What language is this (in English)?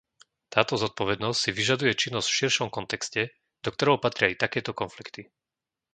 Slovak